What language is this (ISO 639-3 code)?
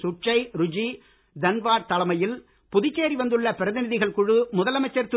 tam